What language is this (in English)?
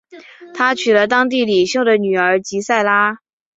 Chinese